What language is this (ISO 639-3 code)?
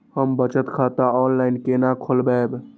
mai